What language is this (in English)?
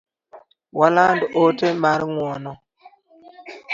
Luo (Kenya and Tanzania)